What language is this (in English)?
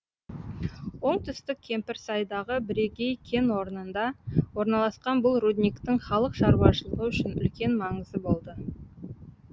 Kazakh